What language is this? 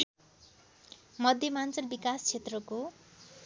Nepali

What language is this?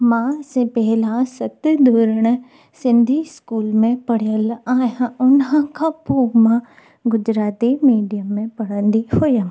Sindhi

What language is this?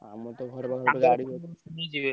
Odia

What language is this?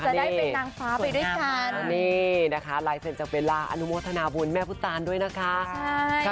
Thai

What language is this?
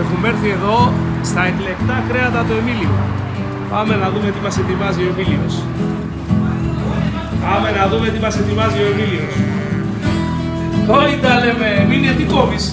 Greek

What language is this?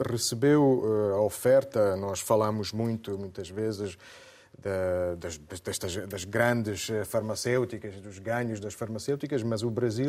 Portuguese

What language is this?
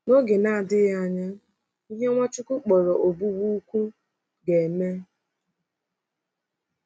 Igbo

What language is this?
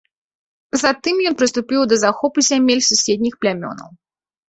Belarusian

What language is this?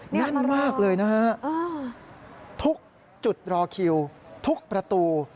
Thai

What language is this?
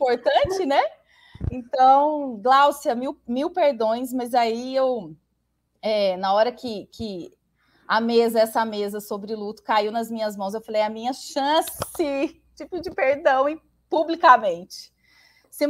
Portuguese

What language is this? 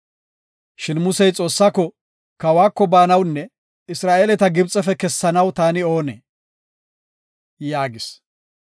Gofa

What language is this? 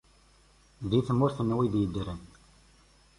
Kabyle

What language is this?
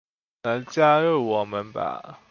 Chinese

